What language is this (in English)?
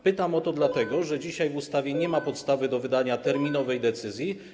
Polish